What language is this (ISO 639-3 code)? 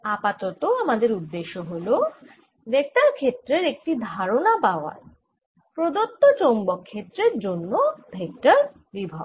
ben